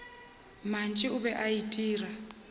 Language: Northern Sotho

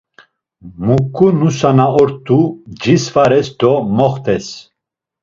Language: Laz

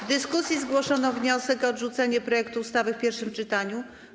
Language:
Polish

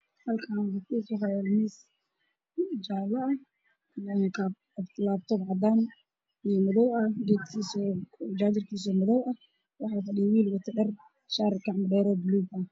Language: Somali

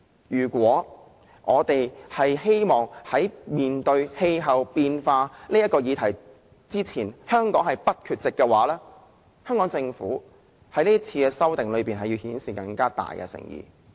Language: Cantonese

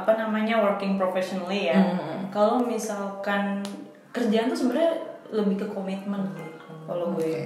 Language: Indonesian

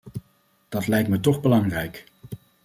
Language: Dutch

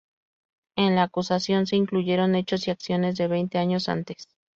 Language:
Spanish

